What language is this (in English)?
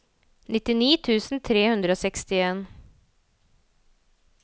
Norwegian